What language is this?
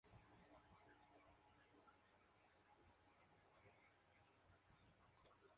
Spanish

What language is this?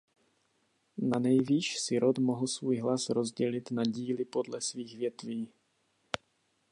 Czech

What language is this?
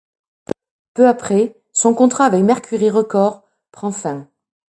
French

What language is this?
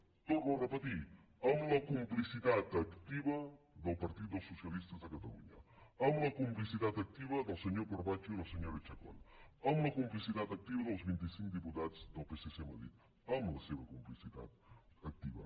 Catalan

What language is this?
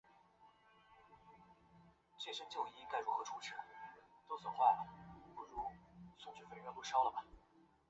Chinese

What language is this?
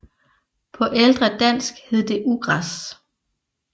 Danish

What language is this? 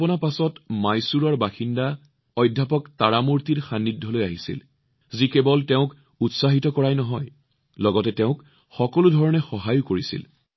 Assamese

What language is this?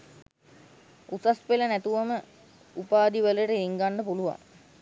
Sinhala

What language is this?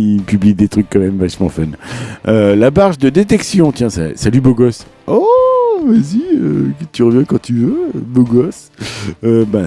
French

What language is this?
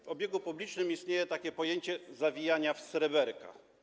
Polish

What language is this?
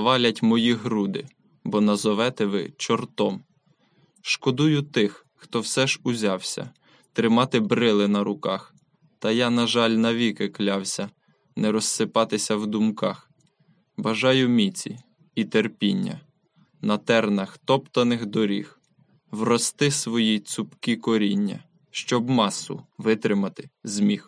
Ukrainian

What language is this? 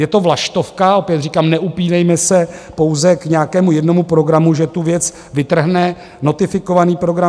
Czech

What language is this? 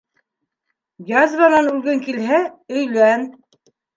Bashkir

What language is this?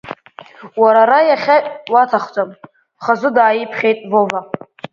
Abkhazian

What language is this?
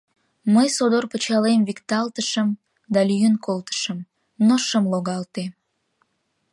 Mari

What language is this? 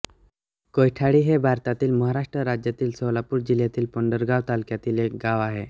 Marathi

